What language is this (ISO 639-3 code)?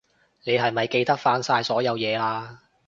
yue